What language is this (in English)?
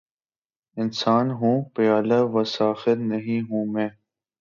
Urdu